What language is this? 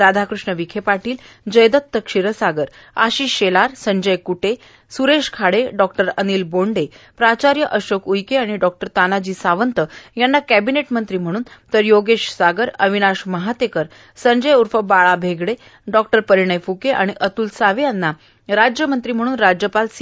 Marathi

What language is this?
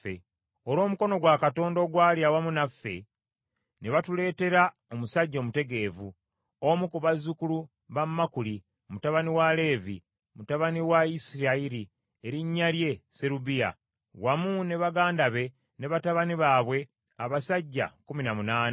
Ganda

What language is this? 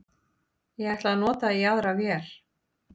Icelandic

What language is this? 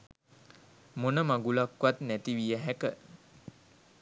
Sinhala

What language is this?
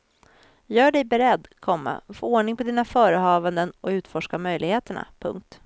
Swedish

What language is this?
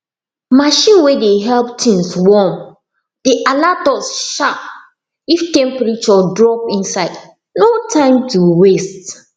Nigerian Pidgin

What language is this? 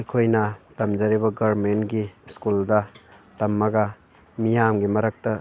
Manipuri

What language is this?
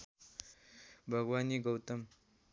Nepali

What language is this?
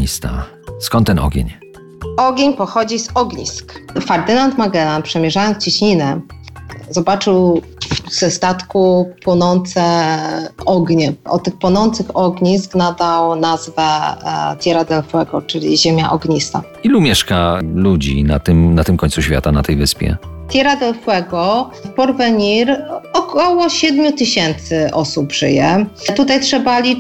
Polish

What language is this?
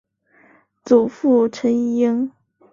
Chinese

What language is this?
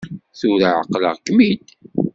Kabyle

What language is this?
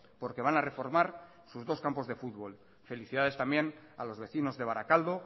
Spanish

